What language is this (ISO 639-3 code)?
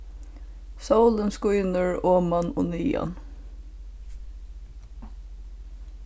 fao